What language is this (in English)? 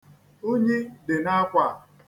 Igbo